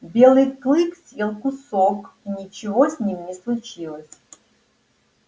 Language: Russian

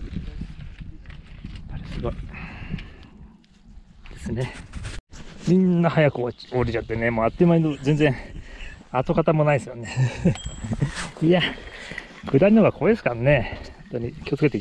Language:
Japanese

